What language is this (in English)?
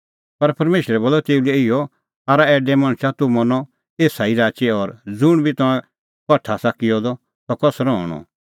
Kullu Pahari